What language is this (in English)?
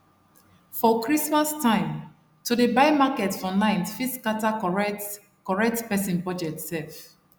Nigerian Pidgin